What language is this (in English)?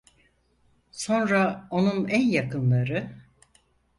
Turkish